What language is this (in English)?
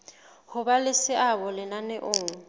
Southern Sotho